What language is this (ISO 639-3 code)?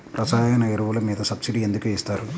tel